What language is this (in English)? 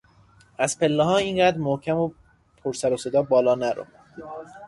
Persian